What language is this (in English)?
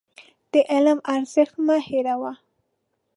Pashto